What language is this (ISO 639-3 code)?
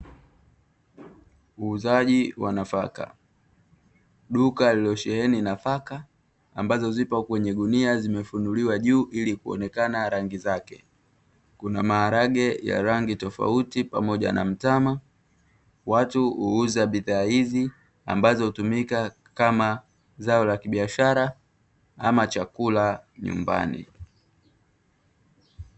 swa